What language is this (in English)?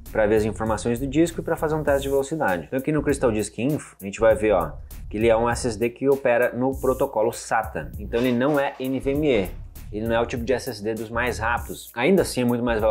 Portuguese